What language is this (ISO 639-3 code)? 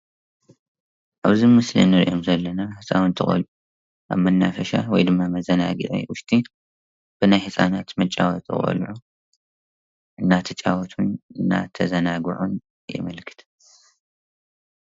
tir